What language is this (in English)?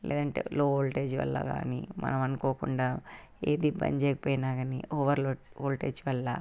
Telugu